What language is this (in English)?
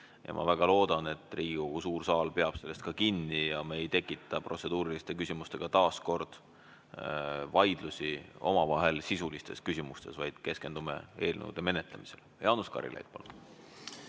Estonian